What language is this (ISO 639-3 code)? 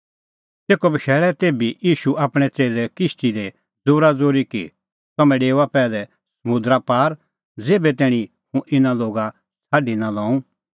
kfx